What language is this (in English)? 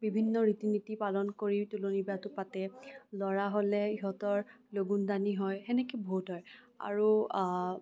Assamese